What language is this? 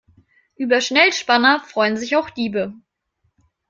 German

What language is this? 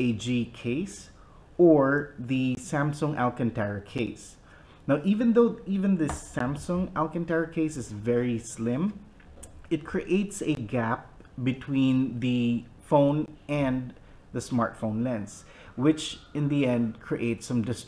English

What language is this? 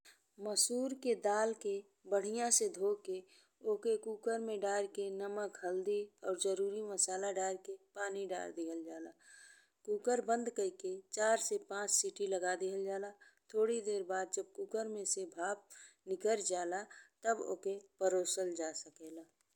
Bhojpuri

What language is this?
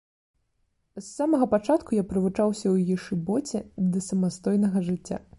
Belarusian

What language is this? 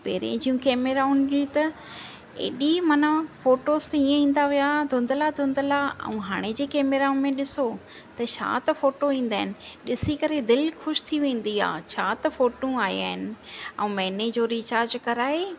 Sindhi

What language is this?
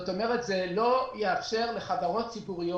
Hebrew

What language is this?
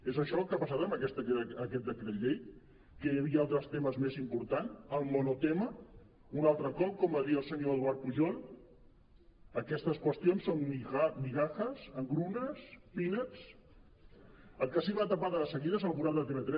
Catalan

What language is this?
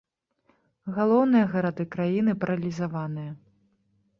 Belarusian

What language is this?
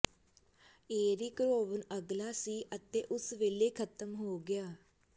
Punjabi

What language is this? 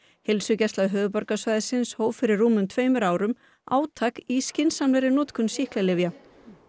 Icelandic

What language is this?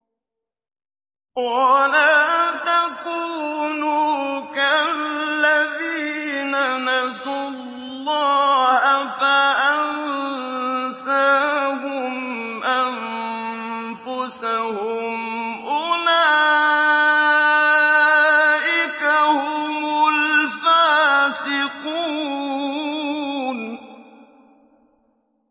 Arabic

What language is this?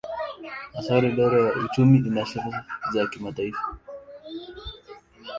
Swahili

